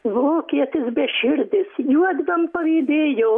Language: Lithuanian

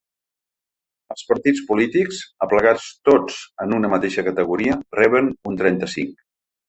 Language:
Catalan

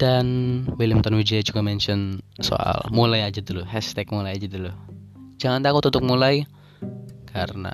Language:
Indonesian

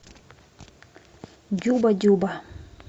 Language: Russian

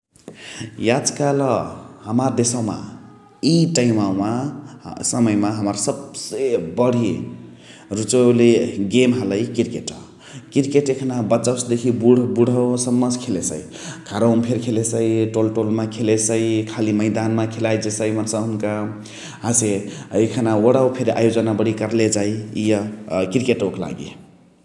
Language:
Chitwania Tharu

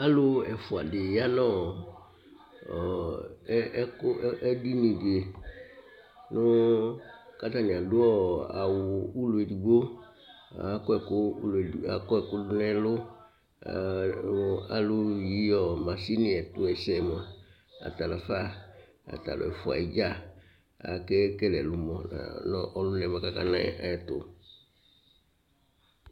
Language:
Ikposo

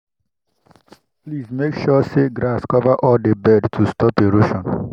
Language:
Nigerian Pidgin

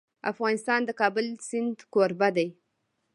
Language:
Pashto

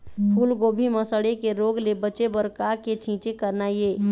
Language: Chhattisgarhi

